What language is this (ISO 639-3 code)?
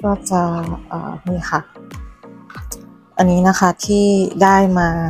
tha